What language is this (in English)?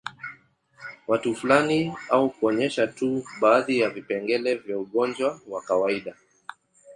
Swahili